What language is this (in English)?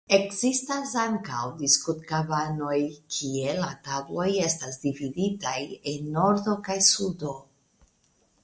Esperanto